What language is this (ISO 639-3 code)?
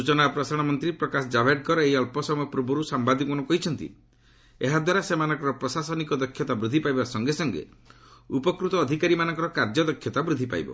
ori